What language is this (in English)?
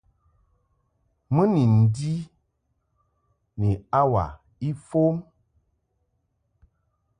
Mungaka